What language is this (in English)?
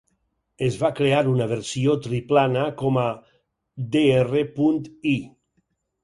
Catalan